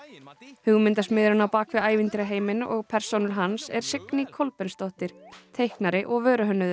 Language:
Icelandic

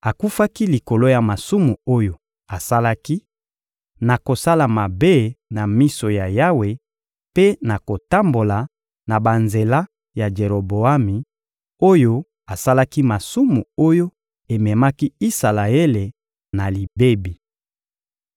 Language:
Lingala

